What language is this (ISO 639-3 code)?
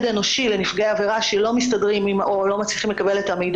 heb